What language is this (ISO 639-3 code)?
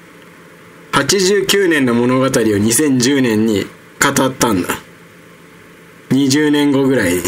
jpn